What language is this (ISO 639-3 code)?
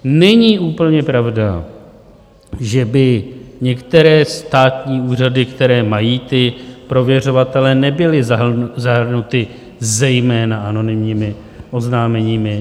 ces